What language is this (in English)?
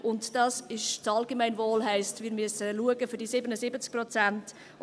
Swiss German